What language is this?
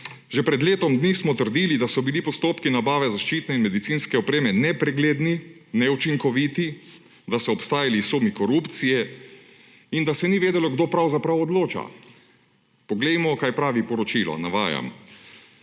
Slovenian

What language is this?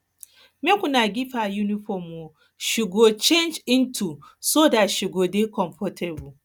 Nigerian Pidgin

